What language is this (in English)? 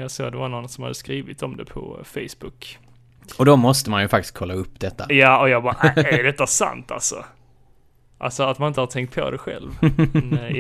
Swedish